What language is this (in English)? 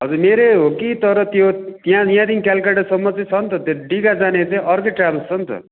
Nepali